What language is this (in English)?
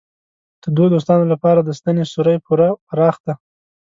Pashto